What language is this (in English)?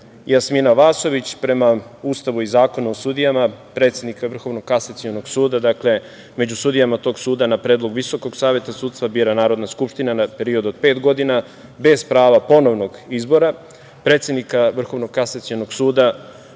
Serbian